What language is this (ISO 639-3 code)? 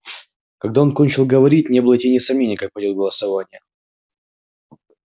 rus